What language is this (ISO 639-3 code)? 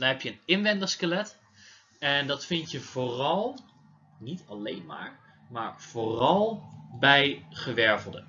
nld